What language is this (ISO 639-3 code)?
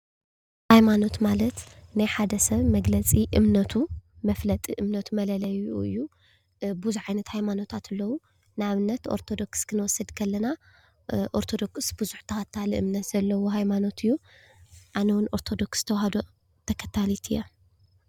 tir